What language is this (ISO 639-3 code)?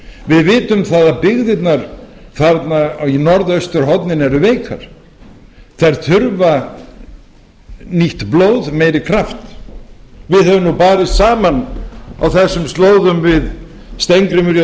isl